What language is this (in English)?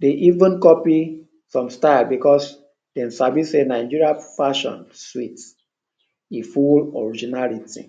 Nigerian Pidgin